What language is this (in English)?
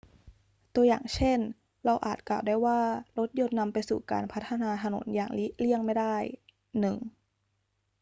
Thai